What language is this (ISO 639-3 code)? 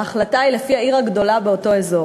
heb